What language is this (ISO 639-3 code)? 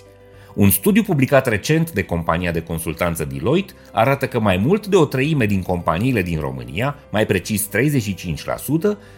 ron